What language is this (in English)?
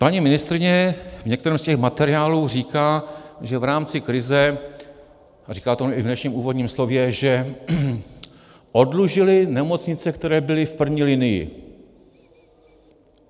Czech